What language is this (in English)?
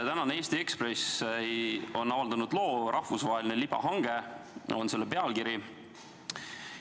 Estonian